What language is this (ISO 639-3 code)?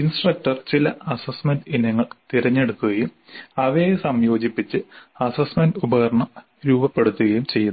mal